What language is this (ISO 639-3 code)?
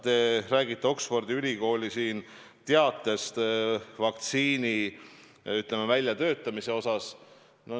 est